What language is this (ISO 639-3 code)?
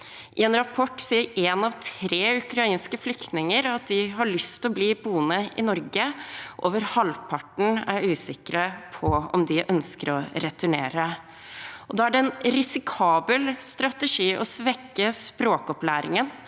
nor